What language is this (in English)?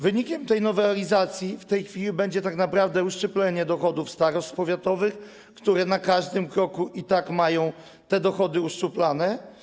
Polish